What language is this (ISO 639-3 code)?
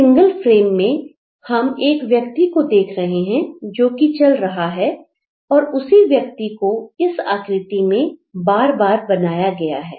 hin